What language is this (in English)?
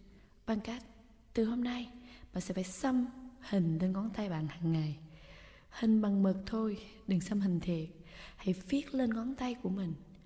Vietnamese